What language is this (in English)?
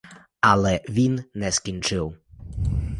Ukrainian